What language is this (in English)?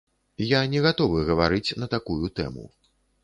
Belarusian